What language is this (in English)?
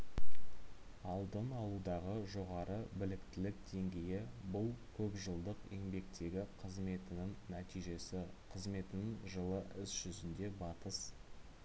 Kazakh